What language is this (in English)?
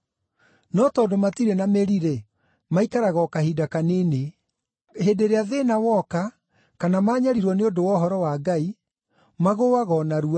Kikuyu